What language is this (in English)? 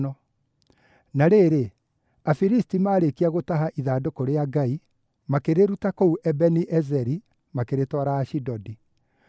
Kikuyu